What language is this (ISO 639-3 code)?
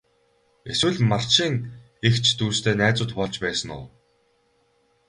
mon